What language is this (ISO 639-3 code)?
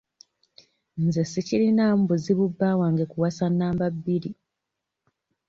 lug